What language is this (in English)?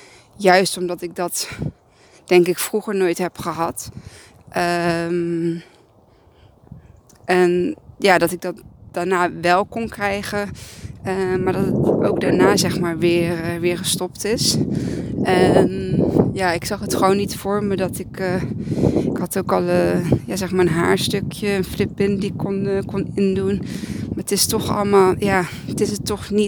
Dutch